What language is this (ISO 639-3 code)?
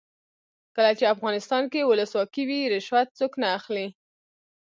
pus